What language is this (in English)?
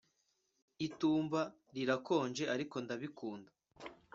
Kinyarwanda